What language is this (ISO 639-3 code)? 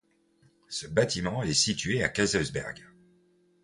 fra